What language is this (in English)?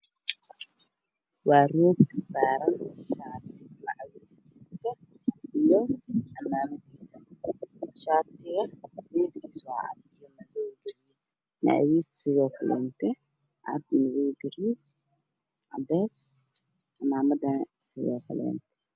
Somali